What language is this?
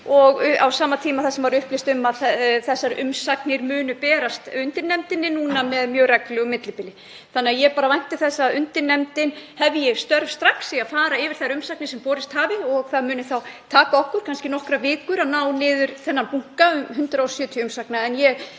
Icelandic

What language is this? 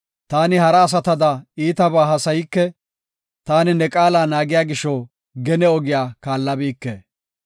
Gofa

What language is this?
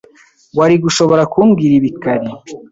Kinyarwanda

